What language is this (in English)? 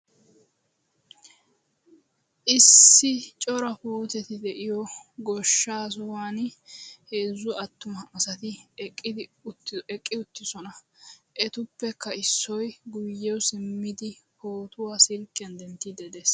Wolaytta